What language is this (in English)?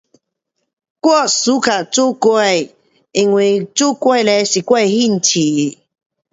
Pu-Xian Chinese